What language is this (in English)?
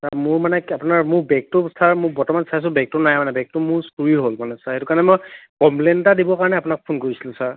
Assamese